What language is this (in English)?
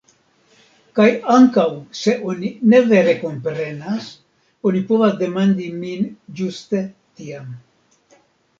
Esperanto